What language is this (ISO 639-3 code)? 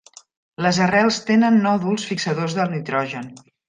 cat